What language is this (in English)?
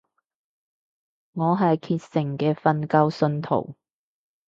Cantonese